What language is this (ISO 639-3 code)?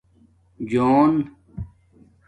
dmk